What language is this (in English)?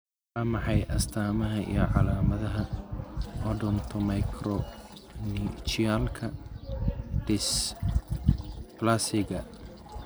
Somali